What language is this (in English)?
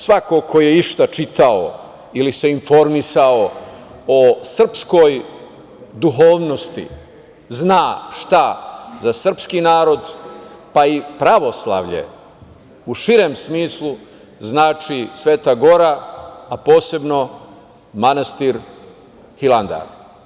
Serbian